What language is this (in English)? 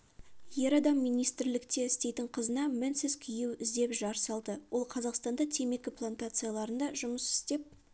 Kazakh